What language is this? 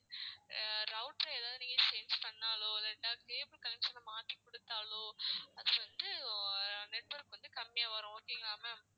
Tamil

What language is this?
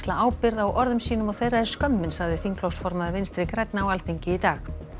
Icelandic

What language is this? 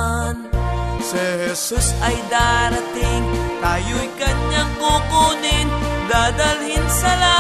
Filipino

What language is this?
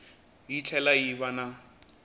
Tsonga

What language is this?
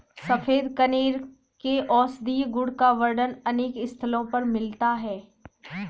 Hindi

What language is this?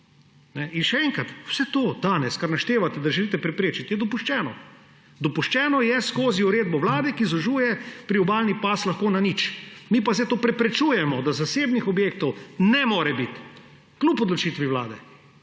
Slovenian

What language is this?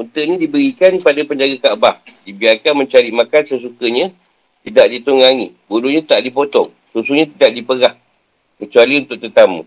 Malay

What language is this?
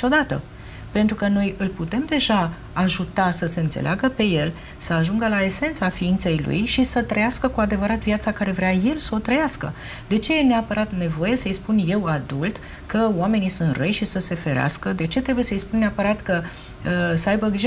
Romanian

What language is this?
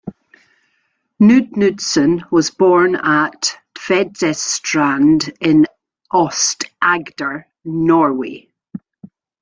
English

